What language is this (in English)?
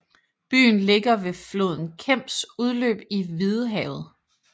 Danish